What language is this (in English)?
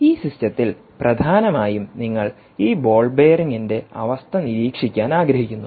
Malayalam